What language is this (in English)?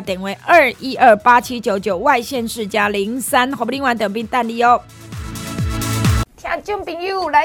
Chinese